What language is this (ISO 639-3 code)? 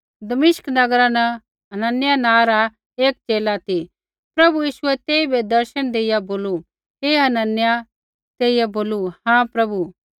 kfx